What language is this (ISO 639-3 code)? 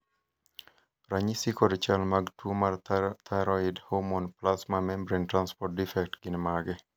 luo